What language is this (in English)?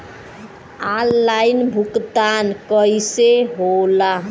Bhojpuri